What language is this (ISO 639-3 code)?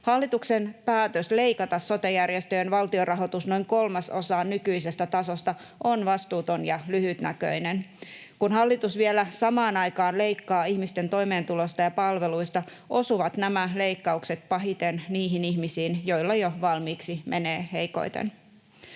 fin